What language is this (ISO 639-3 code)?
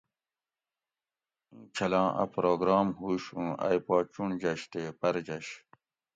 gwc